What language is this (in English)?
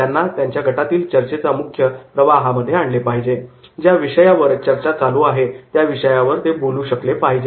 Marathi